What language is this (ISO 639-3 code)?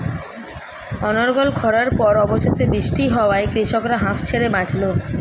ben